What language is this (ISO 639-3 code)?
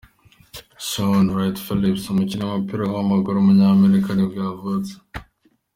kin